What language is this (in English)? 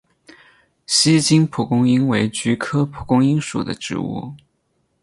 Chinese